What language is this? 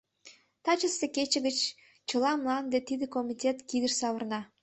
Mari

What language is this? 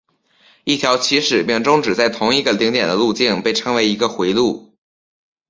Chinese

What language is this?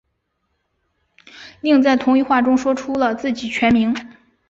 Chinese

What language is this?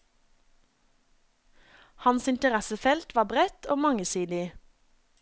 Norwegian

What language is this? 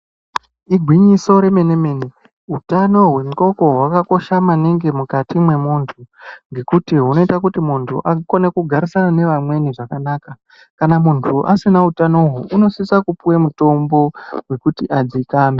Ndau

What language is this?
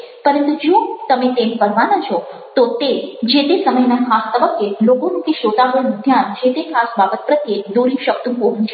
Gujarati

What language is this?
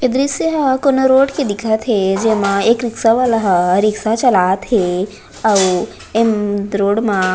Chhattisgarhi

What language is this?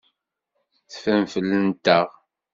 Kabyle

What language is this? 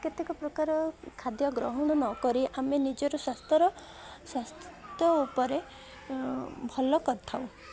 Odia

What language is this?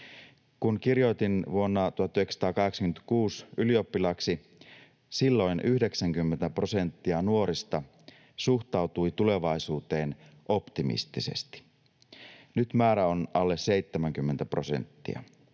Finnish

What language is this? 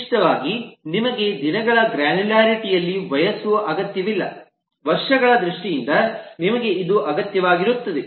Kannada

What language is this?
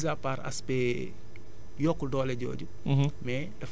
Wolof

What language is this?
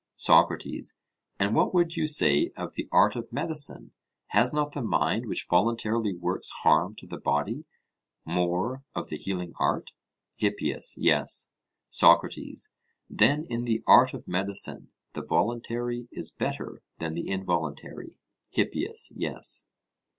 English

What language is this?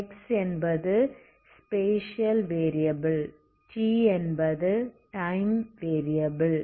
Tamil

